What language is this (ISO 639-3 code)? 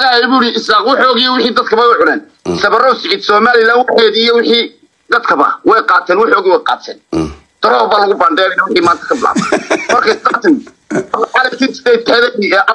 ara